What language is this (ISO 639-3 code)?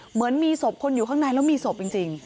tha